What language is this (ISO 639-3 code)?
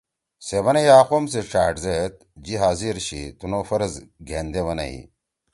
trw